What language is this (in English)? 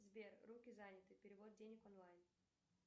Russian